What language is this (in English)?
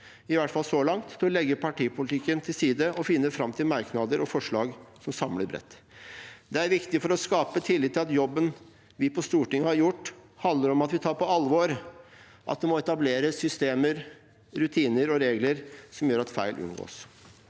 Norwegian